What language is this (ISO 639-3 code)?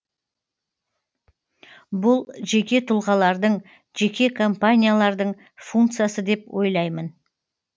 kaz